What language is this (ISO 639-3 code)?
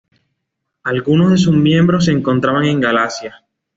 spa